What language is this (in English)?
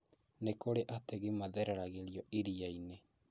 Kikuyu